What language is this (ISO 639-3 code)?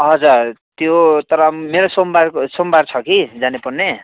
nep